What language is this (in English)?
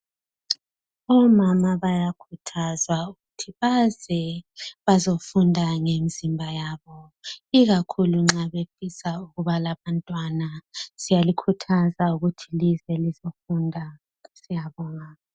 North Ndebele